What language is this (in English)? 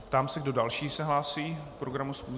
Czech